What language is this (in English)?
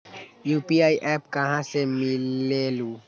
Magahi